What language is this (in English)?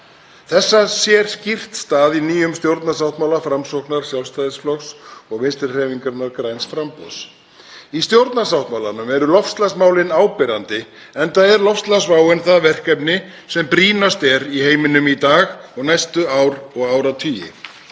Icelandic